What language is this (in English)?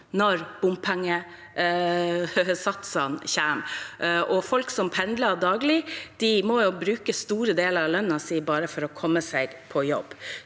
Norwegian